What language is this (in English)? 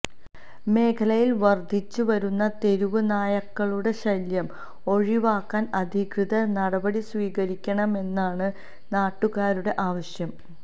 Malayalam